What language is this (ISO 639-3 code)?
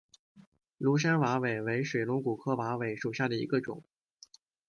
zho